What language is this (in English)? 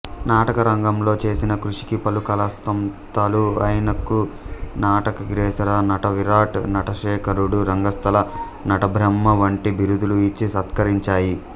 Telugu